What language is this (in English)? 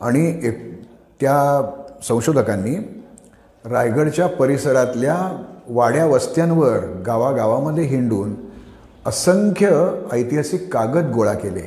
Marathi